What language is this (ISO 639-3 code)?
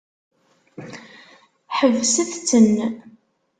kab